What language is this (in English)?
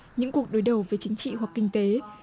Vietnamese